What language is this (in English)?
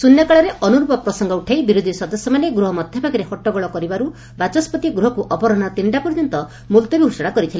Odia